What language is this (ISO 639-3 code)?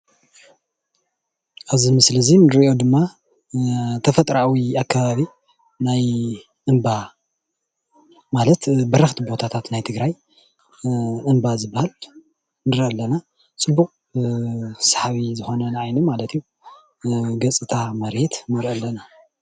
tir